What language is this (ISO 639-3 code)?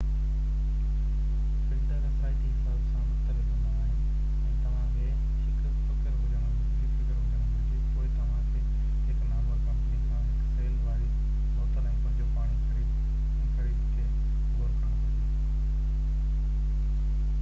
snd